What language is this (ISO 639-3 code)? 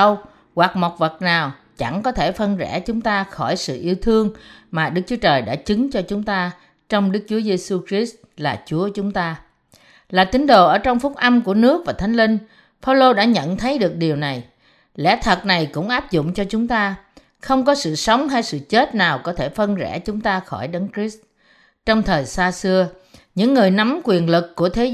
vie